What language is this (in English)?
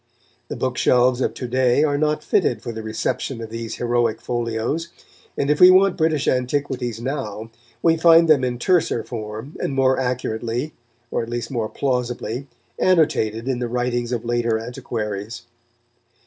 English